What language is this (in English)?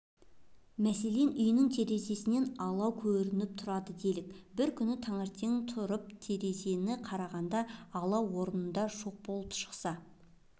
Kazakh